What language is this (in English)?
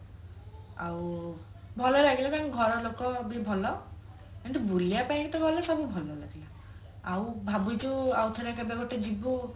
Odia